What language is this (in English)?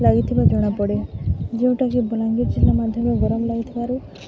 Odia